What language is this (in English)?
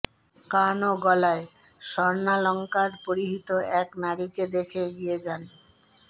Bangla